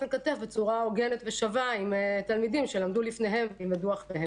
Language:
Hebrew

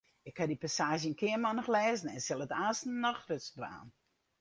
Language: Western Frisian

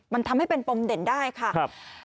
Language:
Thai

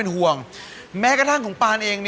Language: Thai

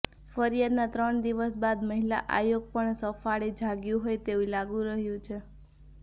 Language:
Gujarati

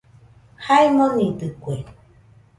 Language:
Nüpode Huitoto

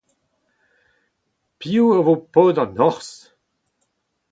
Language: Breton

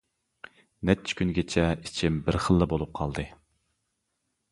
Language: Uyghur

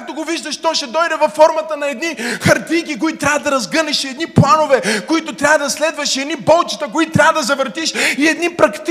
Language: Bulgarian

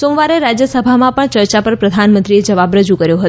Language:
Gujarati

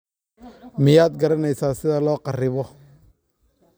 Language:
Somali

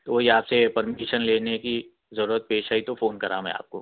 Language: Urdu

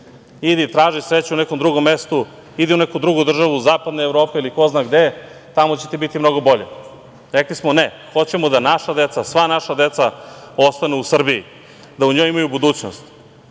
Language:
Serbian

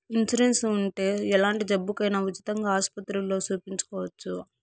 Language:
Telugu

